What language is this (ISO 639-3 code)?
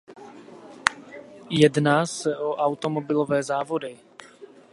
ces